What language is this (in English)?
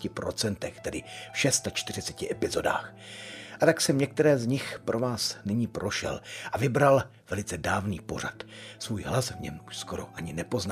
Czech